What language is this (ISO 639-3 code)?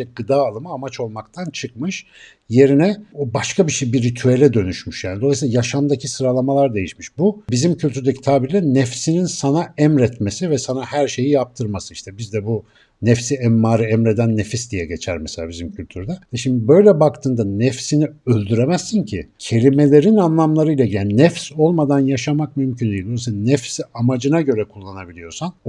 tur